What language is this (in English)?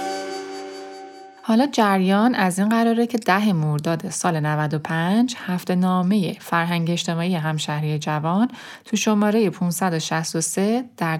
Persian